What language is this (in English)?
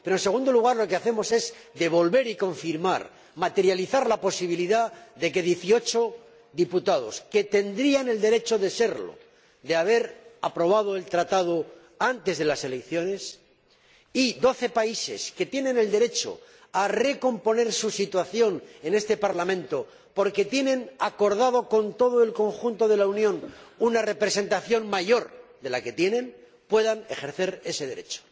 Spanish